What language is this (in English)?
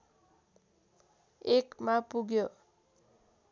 Nepali